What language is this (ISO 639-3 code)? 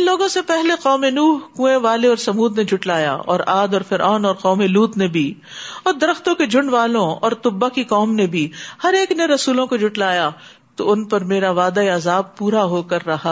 urd